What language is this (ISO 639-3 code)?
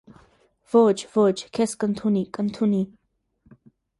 hye